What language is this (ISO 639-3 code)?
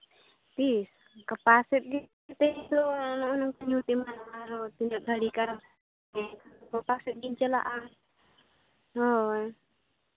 sat